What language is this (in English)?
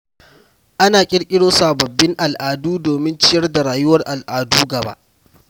Hausa